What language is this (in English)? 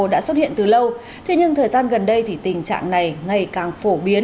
Vietnamese